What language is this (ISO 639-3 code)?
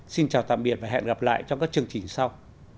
vie